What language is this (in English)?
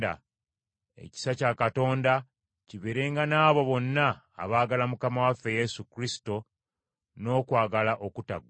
Ganda